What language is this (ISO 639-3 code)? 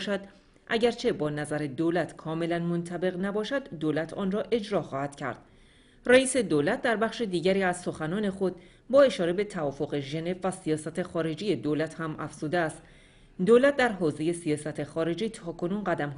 fas